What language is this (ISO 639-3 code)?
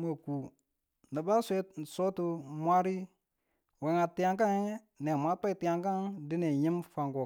tul